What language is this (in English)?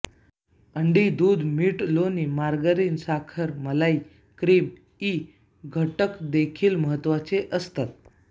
Marathi